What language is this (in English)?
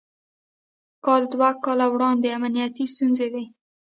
Pashto